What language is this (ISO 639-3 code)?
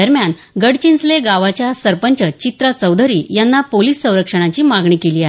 mar